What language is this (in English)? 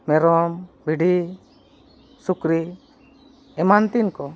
Santali